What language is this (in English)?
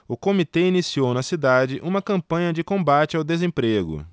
Portuguese